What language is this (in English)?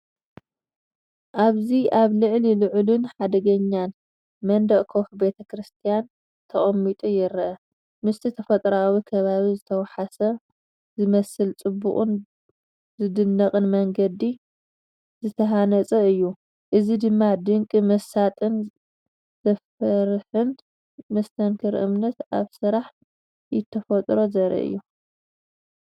Tigrinya